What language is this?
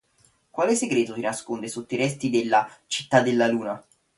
Italian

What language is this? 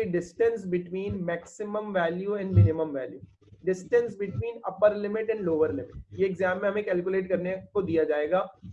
Hindi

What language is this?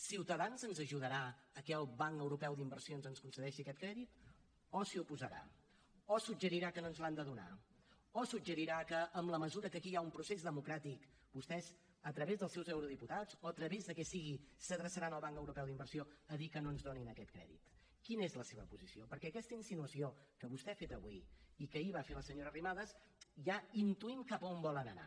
Catalan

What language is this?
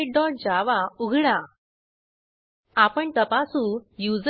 Marathi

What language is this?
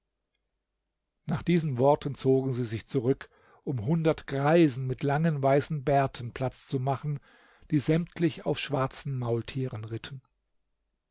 German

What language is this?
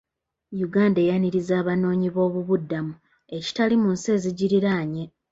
Ganda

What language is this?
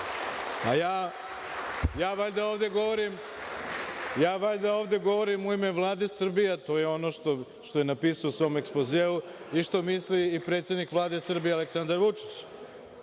Serbian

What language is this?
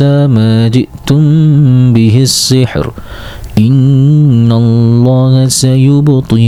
Malay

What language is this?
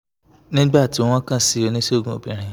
Yoruba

